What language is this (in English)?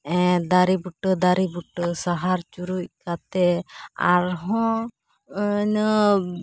Santali